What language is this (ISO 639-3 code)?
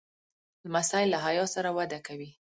pus